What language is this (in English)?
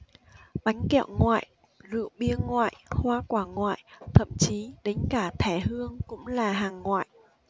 Vietnamese